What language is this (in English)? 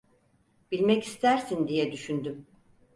Turkish